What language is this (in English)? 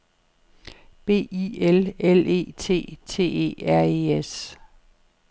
Danish